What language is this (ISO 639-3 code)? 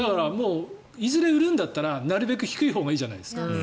jpn